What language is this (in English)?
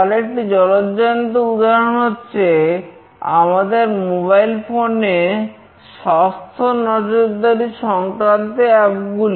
Bangla